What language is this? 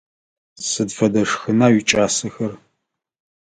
Adyghe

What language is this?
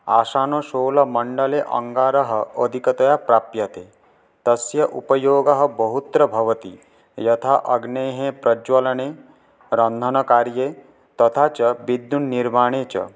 Sanskrit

